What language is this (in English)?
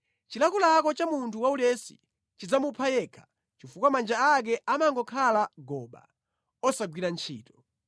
Nyanja